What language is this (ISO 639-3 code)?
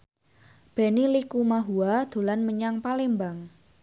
jav